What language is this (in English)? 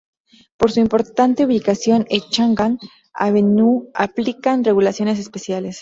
Spanish